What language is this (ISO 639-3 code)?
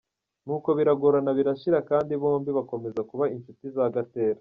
kin